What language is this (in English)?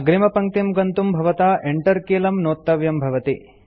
Sanskrit